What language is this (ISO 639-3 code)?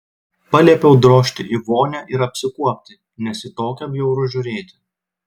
lit